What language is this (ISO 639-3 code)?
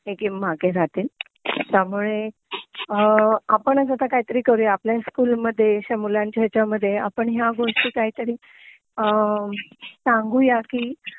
mar